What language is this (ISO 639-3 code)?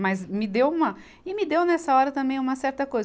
por